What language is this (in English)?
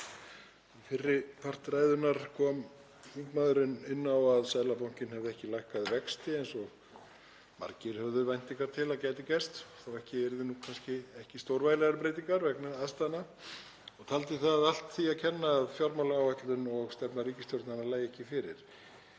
Icelandic